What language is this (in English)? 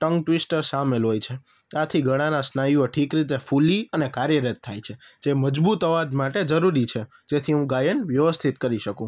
Gujarati